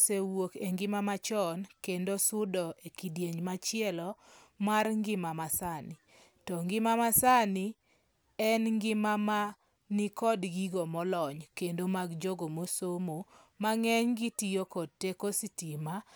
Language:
Luo (Kenya and Tanzania)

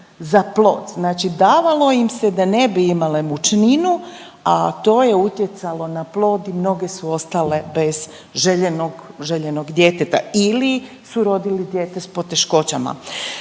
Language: Croatian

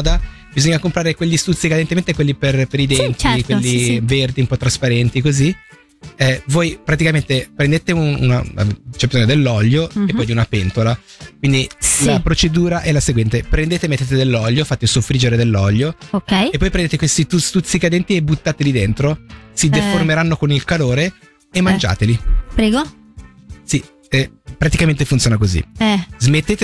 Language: Italian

